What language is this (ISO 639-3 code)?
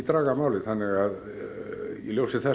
isl